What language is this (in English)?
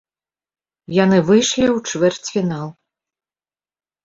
Belarusian